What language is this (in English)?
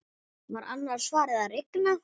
Icelandic